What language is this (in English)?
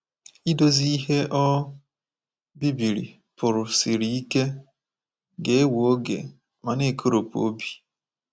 Igbo